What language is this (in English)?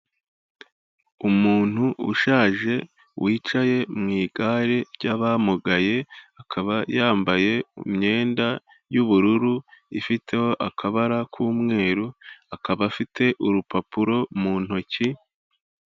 Kinyarwanda